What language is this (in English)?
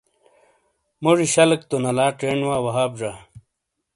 Shina